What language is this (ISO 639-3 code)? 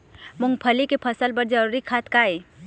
hne